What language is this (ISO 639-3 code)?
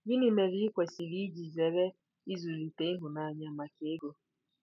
ibo